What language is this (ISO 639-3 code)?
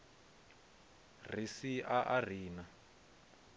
ven